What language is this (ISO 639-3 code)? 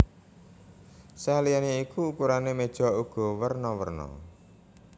jav